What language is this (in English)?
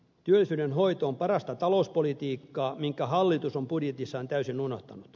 Finnish